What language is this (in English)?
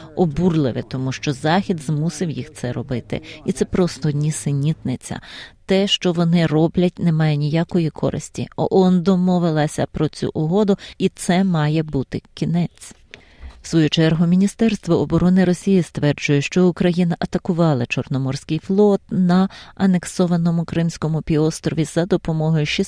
Ukrainian